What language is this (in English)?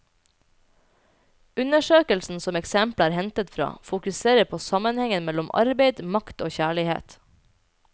Norwegian